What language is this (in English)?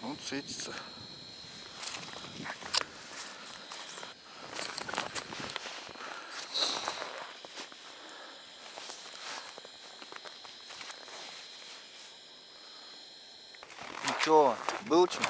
Russian